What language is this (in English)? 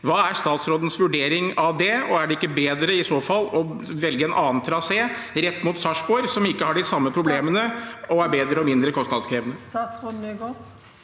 Norwegian